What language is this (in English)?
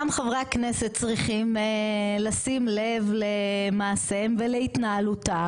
Hebrew